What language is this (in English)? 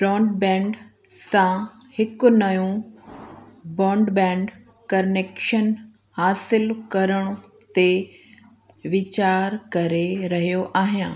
Sindhi